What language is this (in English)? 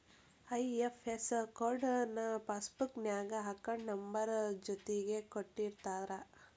Kannada